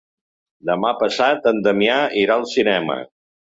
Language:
Catalan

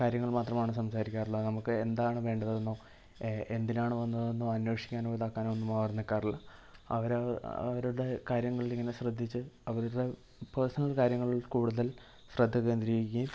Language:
Malayalam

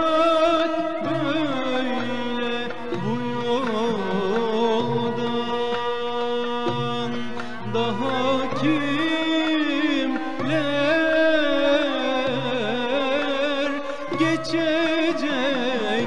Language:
Turkish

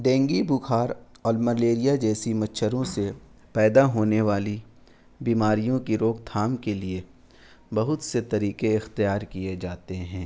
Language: Urdu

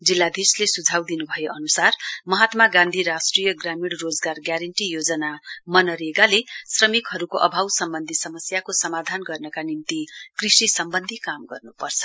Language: Nepali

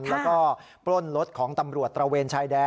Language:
Thai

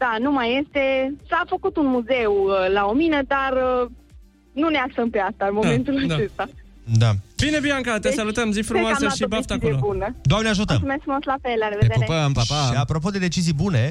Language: Romanian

